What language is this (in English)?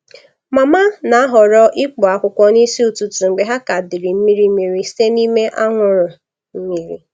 Igbo